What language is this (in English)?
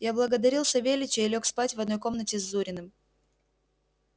Russian